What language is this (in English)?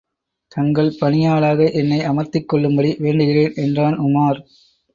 Tamil